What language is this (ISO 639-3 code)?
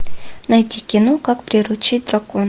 rus